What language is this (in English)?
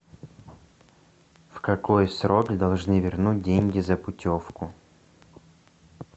Russian